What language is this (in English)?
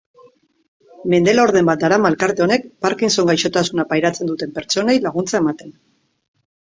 Basque